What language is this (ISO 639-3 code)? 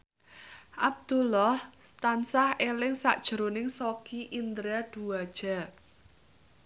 jav